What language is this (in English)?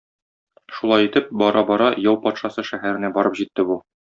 Tatar